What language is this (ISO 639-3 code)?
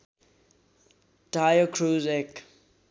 nep